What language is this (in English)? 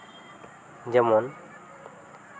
Santali